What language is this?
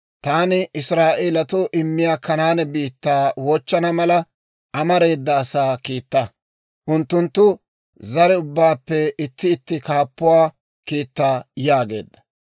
Dawro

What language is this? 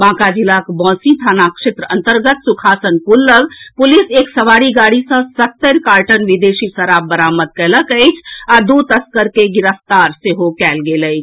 Maithili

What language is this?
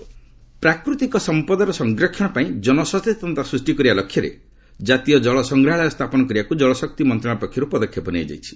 Odia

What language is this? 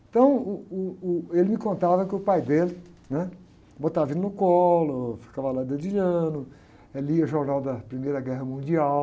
Portuguese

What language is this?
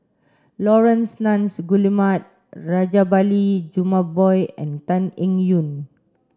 English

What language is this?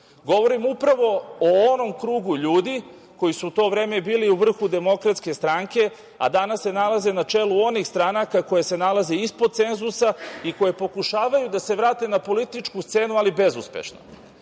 Serbian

